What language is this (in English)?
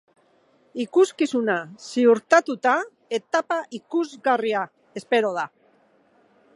Basque